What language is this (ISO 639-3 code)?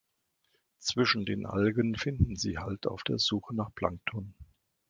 deu